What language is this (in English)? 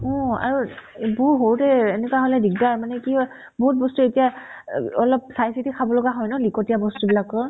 Assamese